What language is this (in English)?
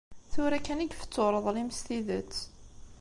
Kabyle